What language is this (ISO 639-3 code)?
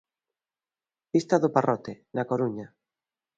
glg